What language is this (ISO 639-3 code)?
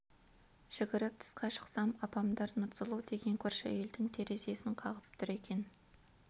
kaz